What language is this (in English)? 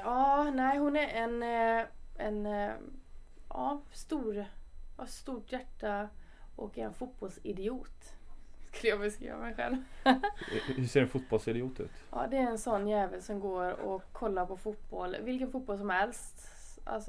Swedish